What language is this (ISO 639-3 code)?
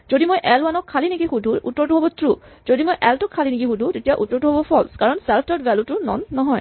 asm